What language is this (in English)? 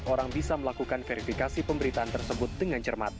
Indonesian